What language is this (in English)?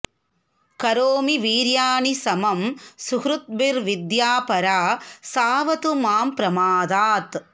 Sanskrit